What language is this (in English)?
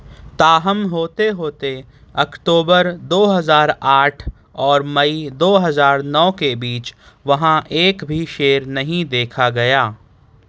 Urdu